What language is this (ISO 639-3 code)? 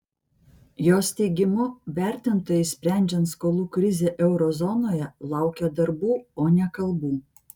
lit